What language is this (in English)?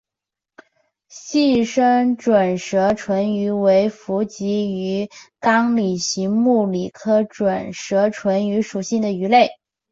Chinese